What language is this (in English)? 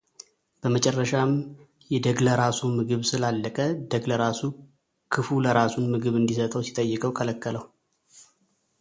Amharic